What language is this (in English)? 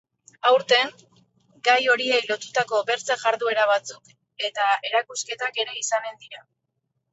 Basque